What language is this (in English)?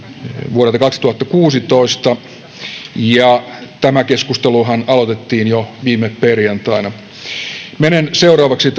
Finnish